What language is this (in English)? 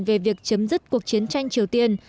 Vietnamese